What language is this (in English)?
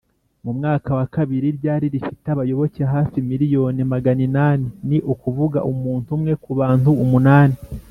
Kinyarwanda